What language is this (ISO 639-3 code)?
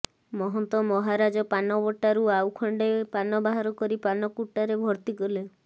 ori